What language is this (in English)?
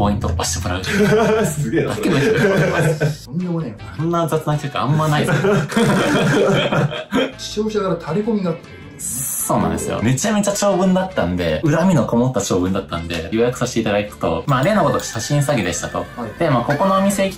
Japanese